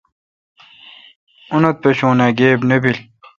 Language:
Kalkoti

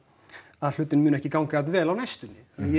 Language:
Icelandic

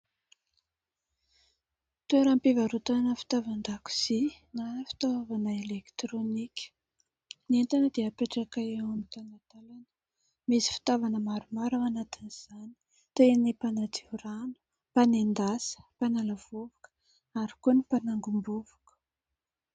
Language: Malagasy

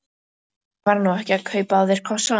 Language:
Icelandic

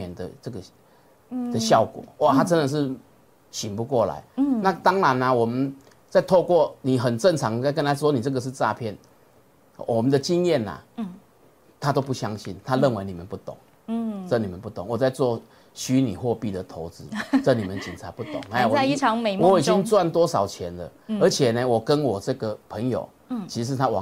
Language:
Chinese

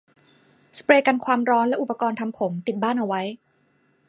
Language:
Thai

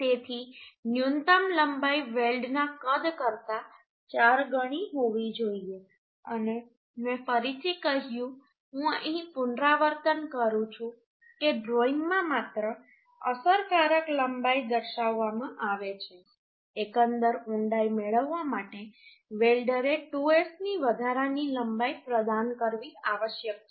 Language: Gujarati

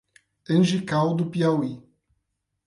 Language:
Portuguese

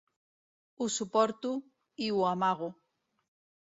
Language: Catalan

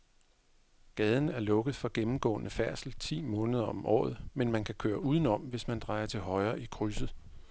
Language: Danish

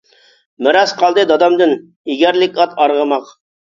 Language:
Uyghur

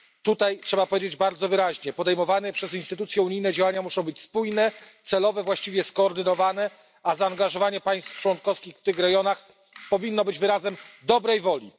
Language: Polish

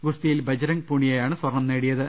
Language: Malayalam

